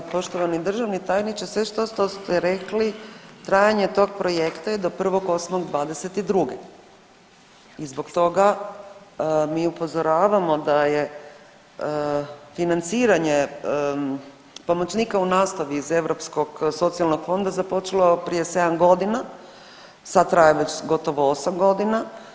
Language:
Croatian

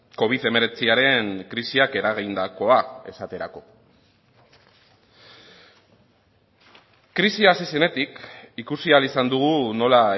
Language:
Basque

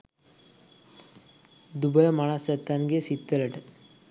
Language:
Sinhala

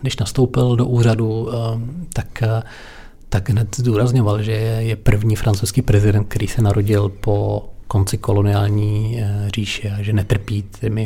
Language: Czech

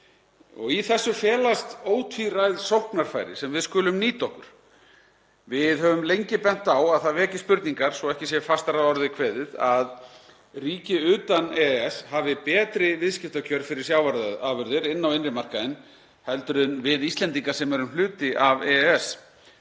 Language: Icelandic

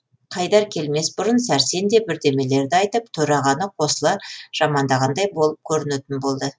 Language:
Kazakh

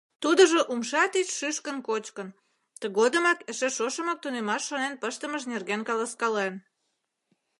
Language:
Mari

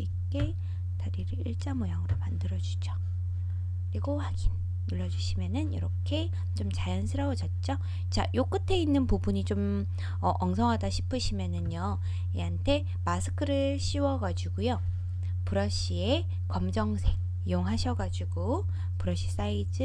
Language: Korean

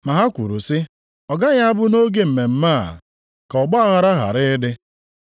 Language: Igbo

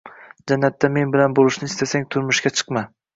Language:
Uzbek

